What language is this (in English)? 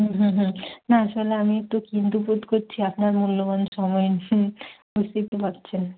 Bangla